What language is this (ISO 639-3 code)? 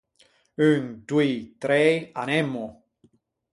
lij